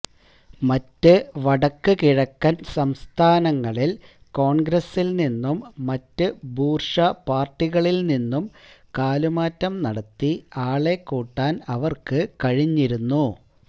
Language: Malayalam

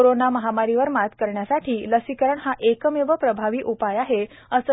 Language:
Marathi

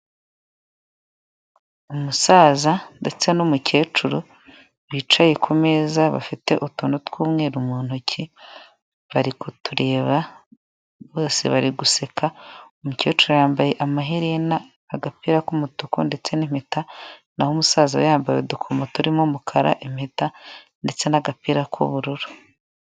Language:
Kinyarwanda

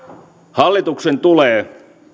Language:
Finnish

